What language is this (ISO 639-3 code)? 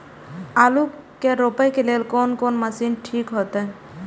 mai